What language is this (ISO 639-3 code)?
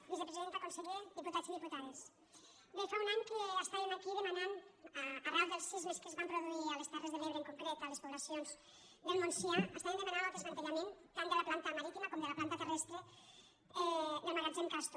cat